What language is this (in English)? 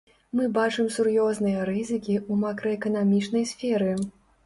Belarusian